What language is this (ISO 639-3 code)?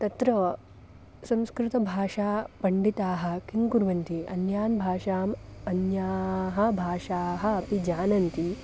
san